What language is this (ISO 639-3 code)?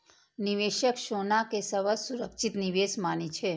mai